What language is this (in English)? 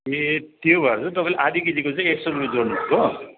Nepali